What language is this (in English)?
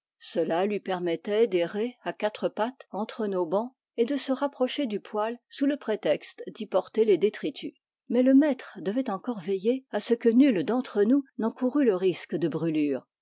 French